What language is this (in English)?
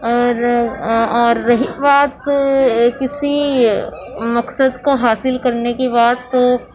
Urdu